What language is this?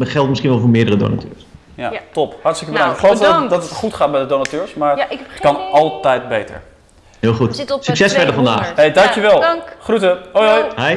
Dutch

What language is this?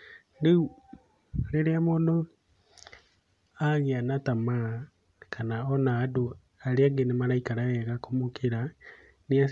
Kikuyu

